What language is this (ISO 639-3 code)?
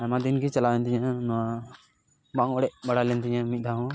sat